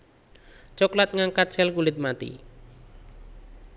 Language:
Javanese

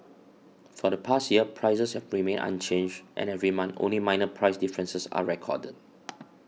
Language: English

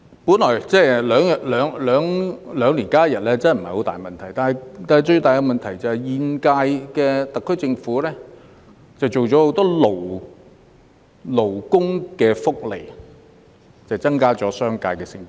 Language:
Cantonese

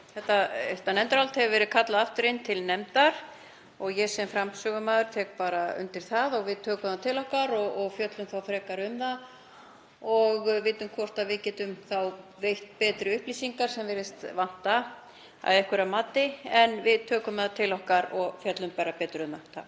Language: Icelandic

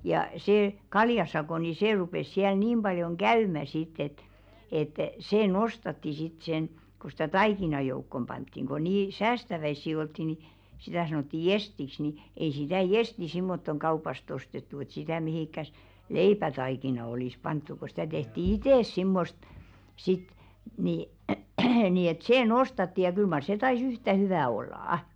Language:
Finnish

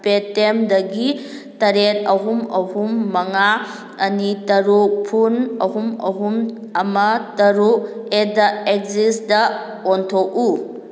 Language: Manipuri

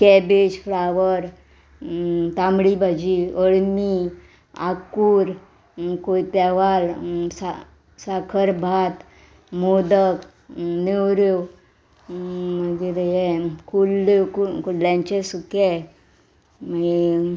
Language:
Konkani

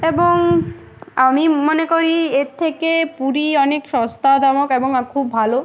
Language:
Bangla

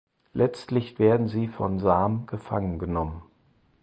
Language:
German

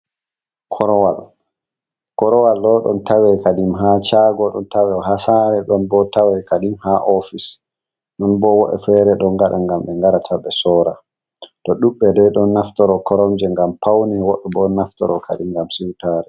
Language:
Fula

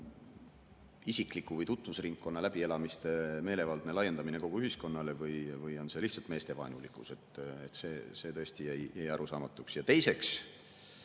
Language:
Estonian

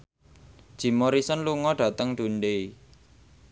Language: Javanese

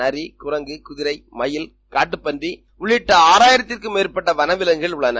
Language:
Tamil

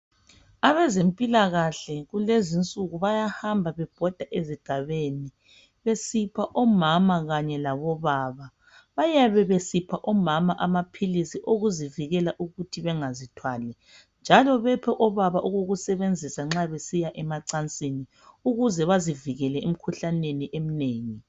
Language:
North Ndebele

